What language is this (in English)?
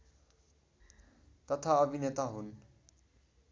Nepali